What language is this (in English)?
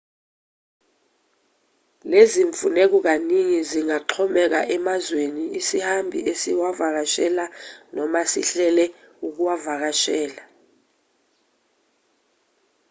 Zulu